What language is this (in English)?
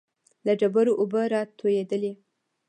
Pashto